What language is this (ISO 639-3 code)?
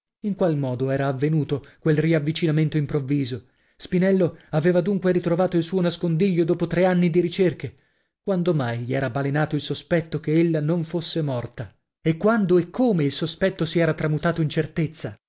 ita